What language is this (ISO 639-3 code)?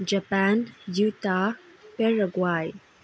mni